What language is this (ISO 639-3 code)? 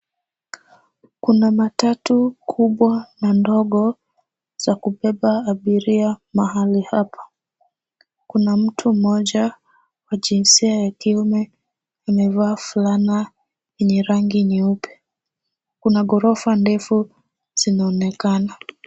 swa